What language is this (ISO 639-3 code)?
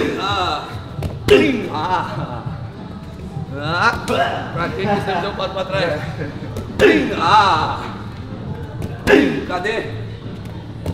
por